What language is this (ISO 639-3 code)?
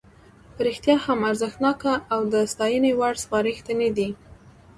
pus